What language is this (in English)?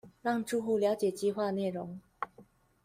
Chinese